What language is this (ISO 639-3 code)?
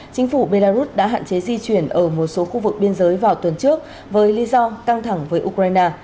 vie